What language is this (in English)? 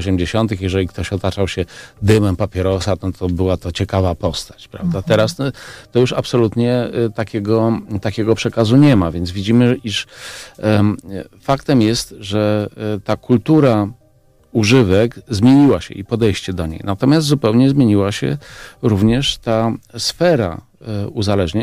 Polish